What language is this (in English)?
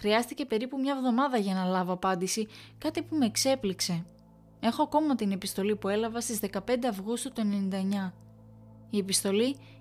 Greek